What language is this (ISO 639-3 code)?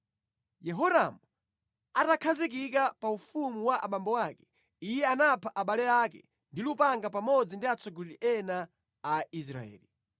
nya